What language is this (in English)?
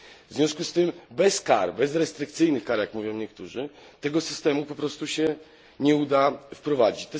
Polish